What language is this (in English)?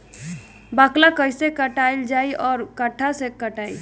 Bhojpuri